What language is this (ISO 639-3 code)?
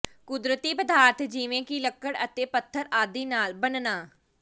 pan